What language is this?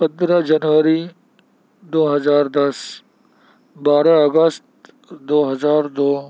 Urdu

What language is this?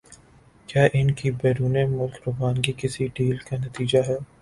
Urdu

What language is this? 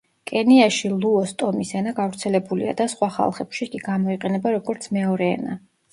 Georgian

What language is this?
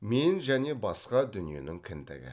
Kazakh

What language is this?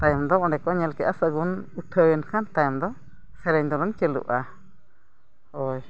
Santali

